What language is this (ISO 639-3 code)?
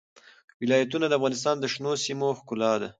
pus